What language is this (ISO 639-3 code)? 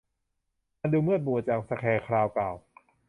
tha